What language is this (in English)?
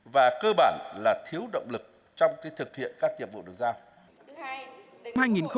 Vietnamese